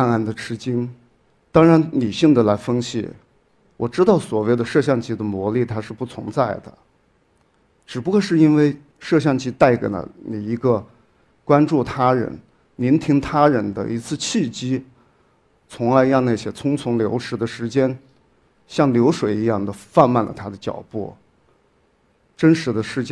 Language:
Chinese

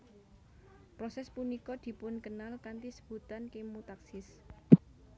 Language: Javanese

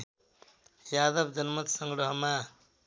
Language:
Nepali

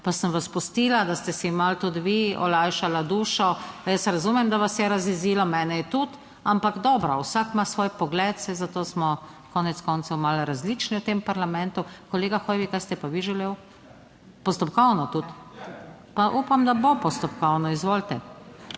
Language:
Slovenian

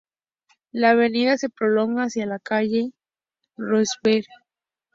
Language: Spanish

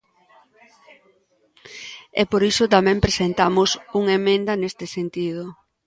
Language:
Galician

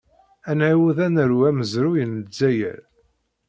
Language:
Kabyle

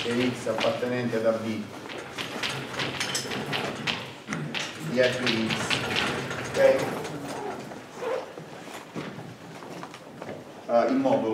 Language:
Italian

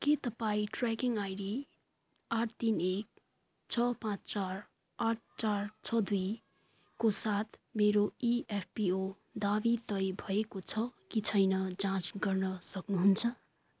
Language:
Nepali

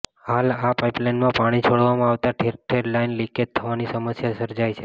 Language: Gujarati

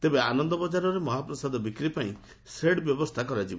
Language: Odia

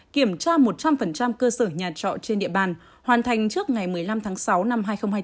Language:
Vietnamese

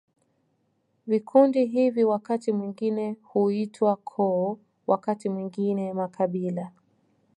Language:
Swahili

